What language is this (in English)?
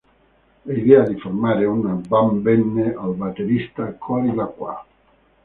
Italian